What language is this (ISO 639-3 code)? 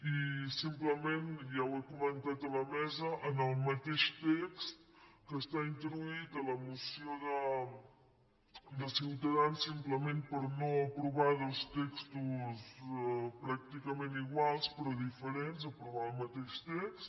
cat